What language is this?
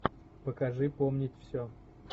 Russian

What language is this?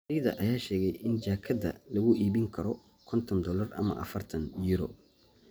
Somali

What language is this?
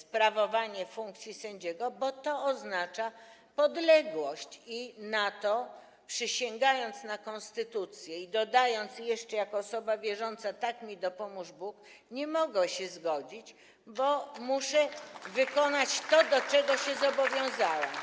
Polish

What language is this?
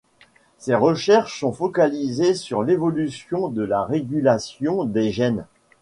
French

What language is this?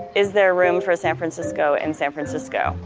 English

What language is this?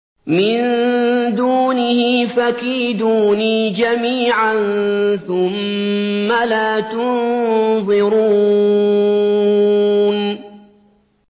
Arabic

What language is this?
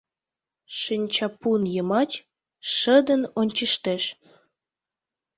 Mari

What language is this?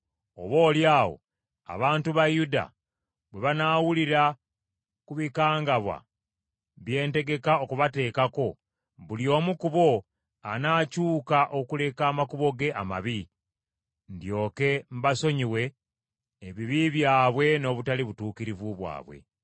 Ganda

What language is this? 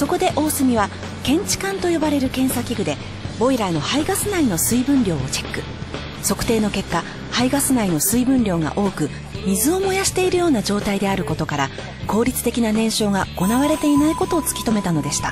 Japanese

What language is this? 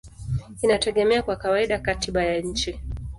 Swahili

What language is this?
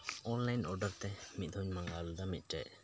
Santali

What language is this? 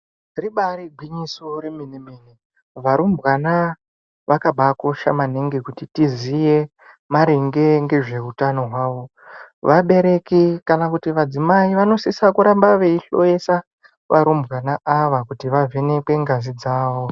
Ndau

